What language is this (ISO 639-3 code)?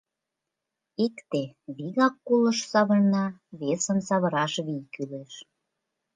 chm